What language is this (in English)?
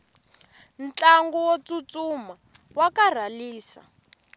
Tsonga